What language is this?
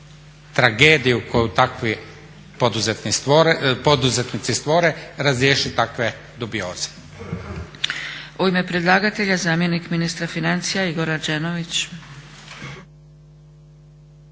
Croatian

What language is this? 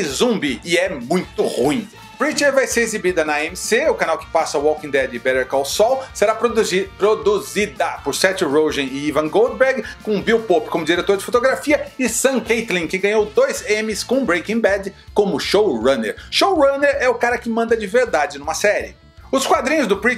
Portuguese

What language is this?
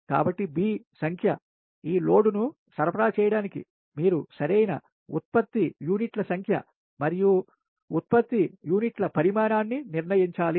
Telugu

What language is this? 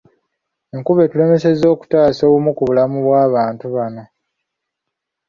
Ganda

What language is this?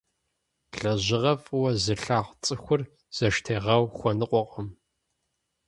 Kabardian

